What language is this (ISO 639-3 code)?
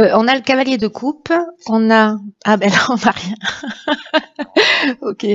fra